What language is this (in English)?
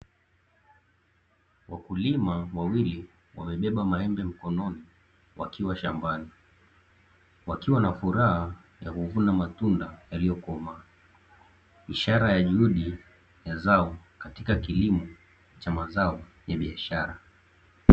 Swahili